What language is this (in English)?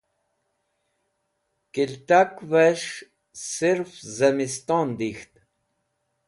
Wakhi